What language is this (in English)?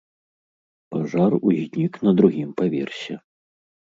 Belarusian